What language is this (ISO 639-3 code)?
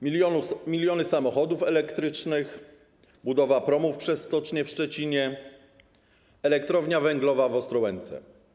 pol